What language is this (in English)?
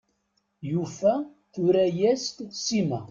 Kabyle